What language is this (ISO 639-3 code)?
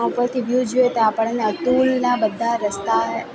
guj